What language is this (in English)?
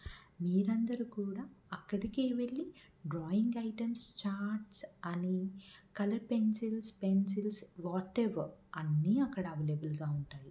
Telugu